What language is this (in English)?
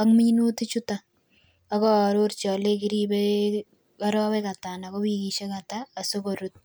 Kalenjin